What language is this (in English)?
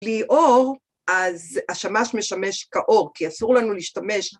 Hebrew